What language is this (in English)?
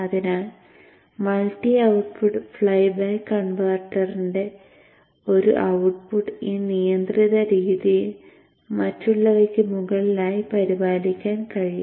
Malayalam